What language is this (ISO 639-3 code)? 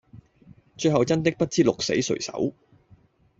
yue